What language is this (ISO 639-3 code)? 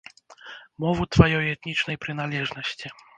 bel